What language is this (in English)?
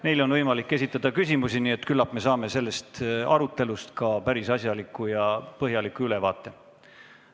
Estonian